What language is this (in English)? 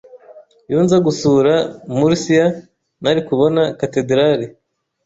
Kinyarwanda